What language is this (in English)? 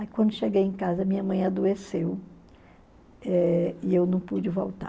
Portuguese